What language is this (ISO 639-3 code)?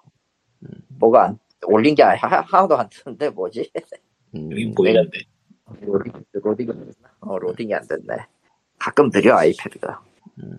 kor